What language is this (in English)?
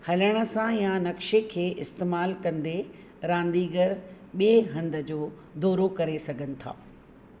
Sindhi